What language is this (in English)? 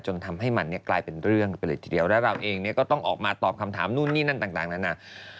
Thai